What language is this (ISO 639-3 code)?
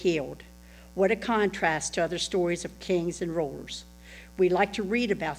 eng